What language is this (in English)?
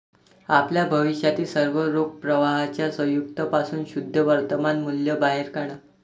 Marathi